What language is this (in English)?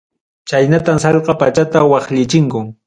Ayacucho Quechua